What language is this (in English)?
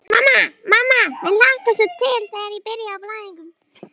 Icelandic